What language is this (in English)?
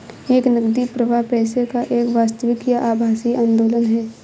Hindi